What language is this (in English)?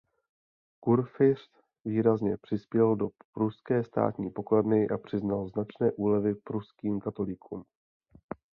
Czech